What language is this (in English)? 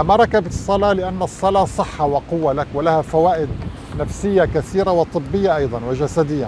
Arabic